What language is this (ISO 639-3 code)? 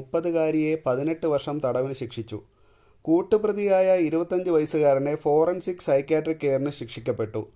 mal